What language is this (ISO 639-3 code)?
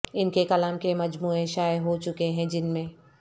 urd